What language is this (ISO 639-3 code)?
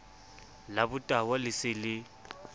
sot